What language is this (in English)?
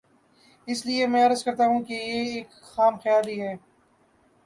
Urdu